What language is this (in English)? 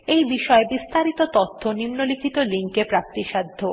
Bangla